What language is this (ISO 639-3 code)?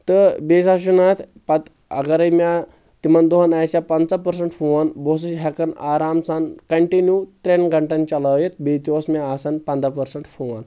kas